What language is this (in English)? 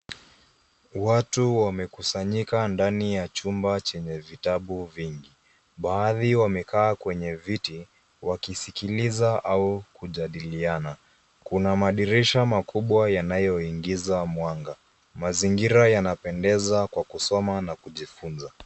Swahili